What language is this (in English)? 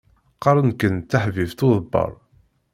Kabyle